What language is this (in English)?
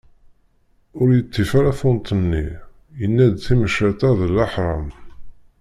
Kabyle